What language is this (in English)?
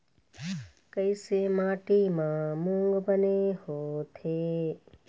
Chhattisgarhi